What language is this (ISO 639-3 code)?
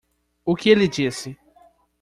por